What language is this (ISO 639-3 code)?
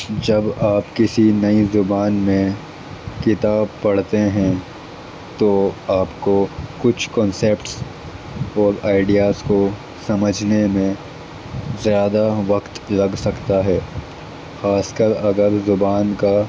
urd